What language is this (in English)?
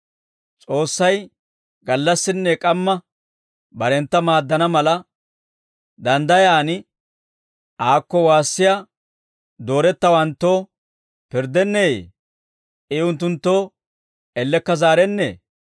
Dawro